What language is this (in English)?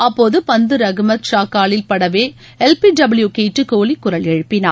Tamil